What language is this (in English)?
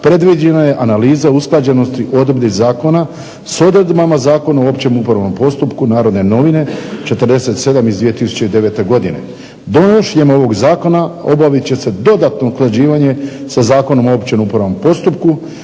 Croatian